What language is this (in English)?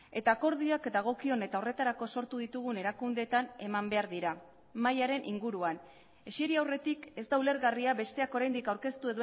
Basque